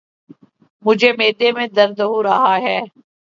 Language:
Urdu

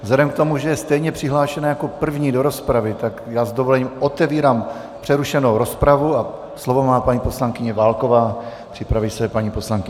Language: Czech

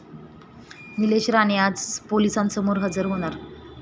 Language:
Marathi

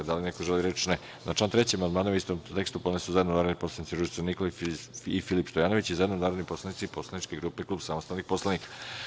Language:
Serbian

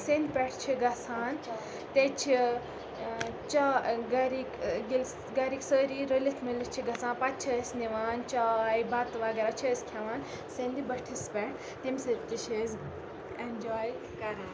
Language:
Kashmiri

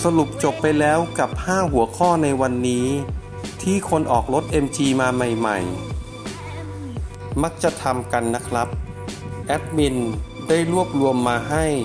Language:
Thai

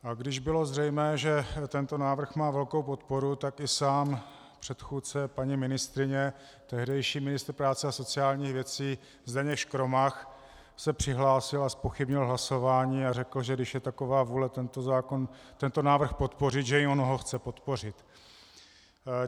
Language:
Czech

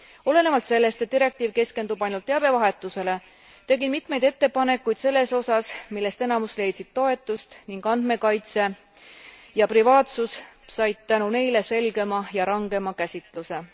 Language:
Estonian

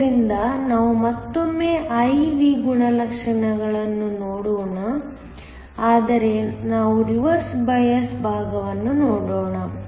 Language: Kannada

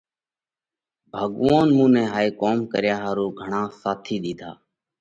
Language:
Parkari Koli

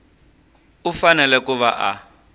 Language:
Tsonga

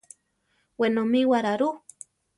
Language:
Central Tarahumara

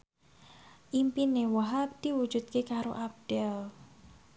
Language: Javanese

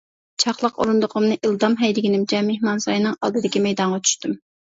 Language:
Uyghur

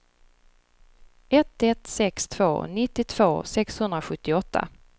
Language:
Swedish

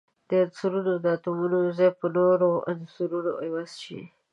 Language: Pashto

